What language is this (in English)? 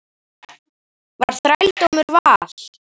Icelandic